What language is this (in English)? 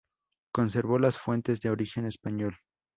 Spanish